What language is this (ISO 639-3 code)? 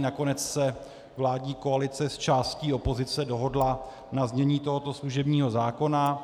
ces